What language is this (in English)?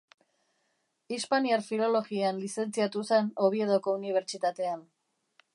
Basque